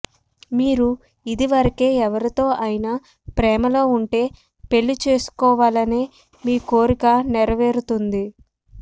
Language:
Telugu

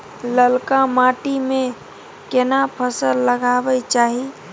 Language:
Maithili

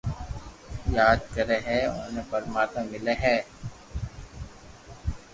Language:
Loarki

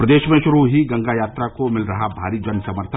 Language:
Hindi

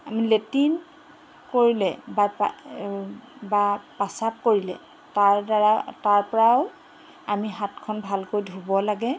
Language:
Assamese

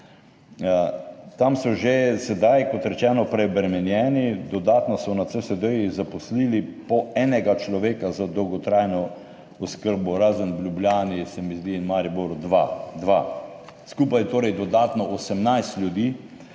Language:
Slovenian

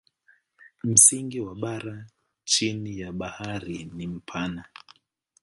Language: Swahili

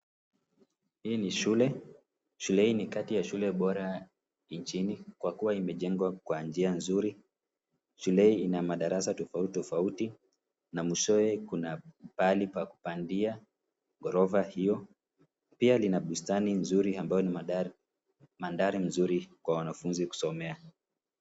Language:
Swahili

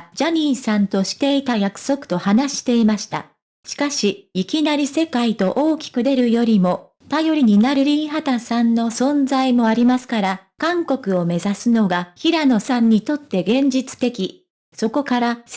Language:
Japanese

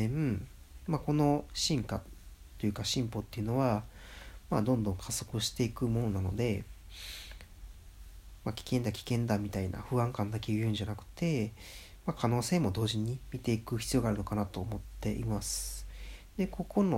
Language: Japanese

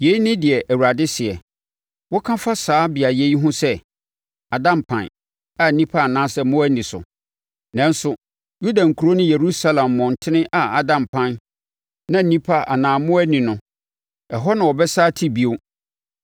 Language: Akan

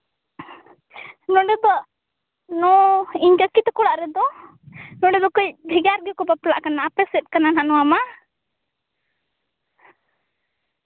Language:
Santali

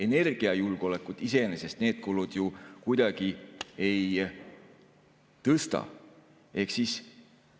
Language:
Estonian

